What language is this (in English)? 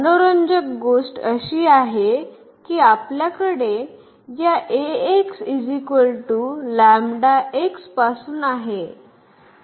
Marathi